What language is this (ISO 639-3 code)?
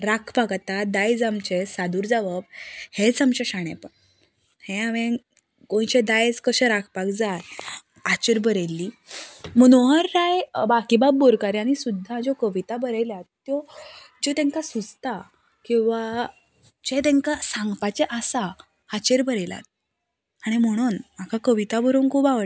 kok